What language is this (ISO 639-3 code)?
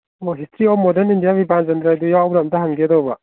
mni